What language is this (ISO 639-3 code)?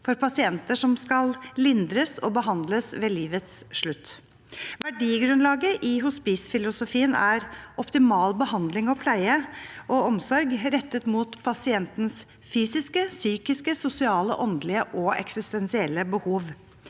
nor